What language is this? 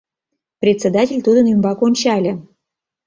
Mari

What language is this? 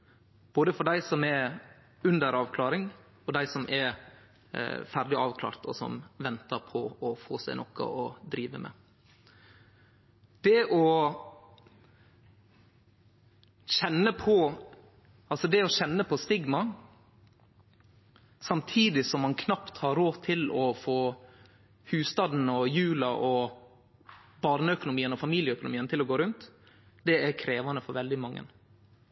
Norwegian Nynorsk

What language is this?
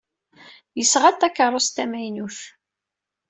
Kabyle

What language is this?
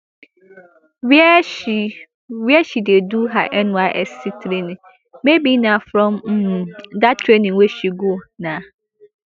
Nigerian Pidgin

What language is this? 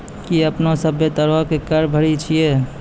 Maithili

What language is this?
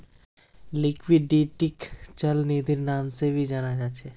Magahi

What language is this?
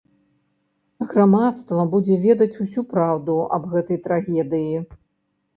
Belarusian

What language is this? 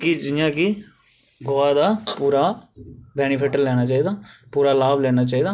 Dogri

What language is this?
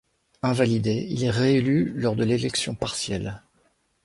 French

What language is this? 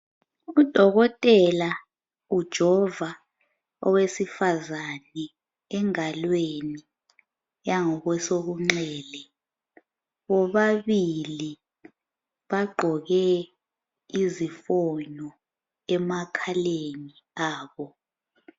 North Ndebele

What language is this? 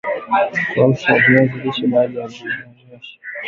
Swahili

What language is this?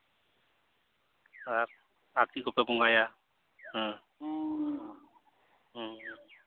Santali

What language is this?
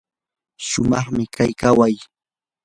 Yanahuanca Pasco Quechua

